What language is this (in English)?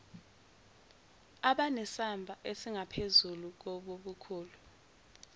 Zulu